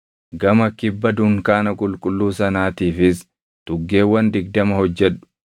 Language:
Oromo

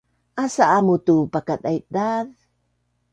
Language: Bunun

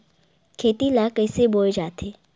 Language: Chhattisgarhi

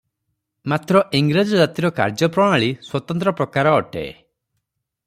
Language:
Odia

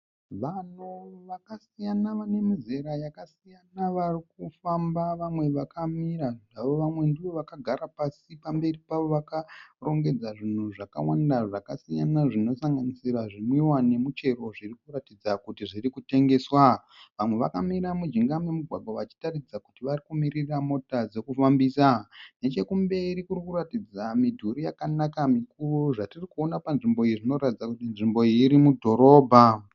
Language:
Shona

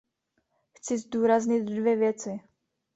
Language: Czech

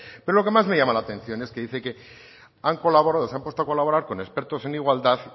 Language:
Spanish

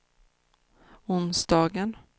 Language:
Swedish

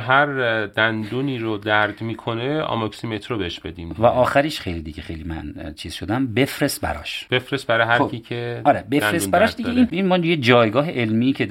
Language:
Persian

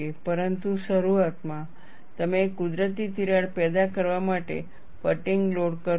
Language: Gujarati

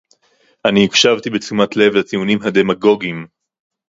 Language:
Hebrew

